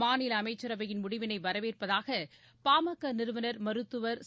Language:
Tamil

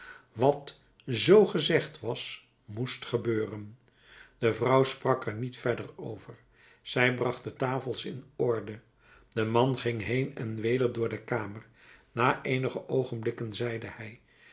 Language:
Dutch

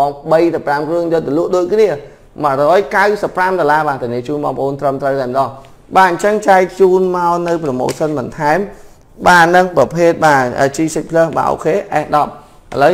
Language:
Vietnamese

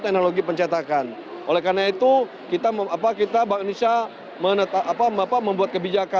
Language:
Indonesian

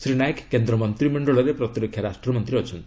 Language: Odia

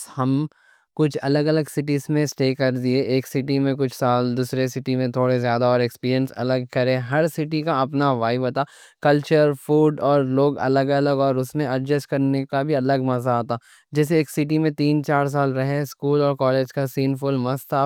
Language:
Deccan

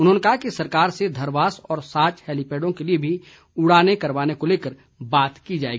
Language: Hindi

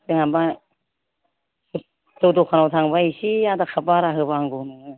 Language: Bodo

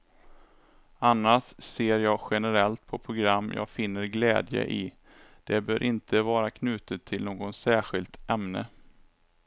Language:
Swedish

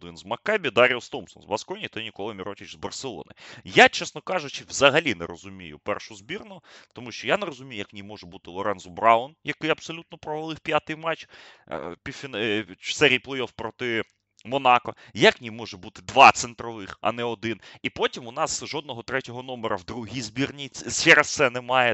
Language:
Ukrainian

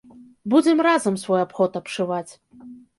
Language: Belarusian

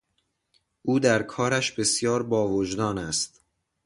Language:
Persian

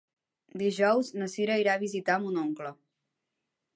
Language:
Catalan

